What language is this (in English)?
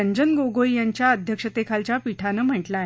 Marathi